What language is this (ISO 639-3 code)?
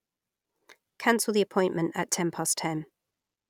eng